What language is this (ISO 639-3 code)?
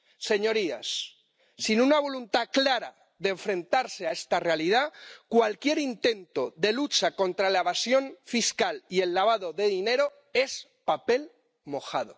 spa